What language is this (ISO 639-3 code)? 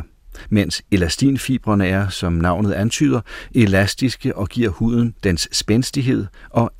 dan